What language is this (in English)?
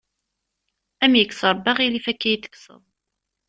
Kabyle